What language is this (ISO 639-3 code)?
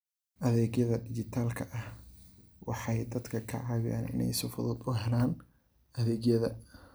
som